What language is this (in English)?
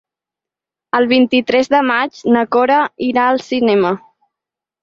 Catalan